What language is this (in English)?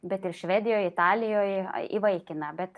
Lithuanian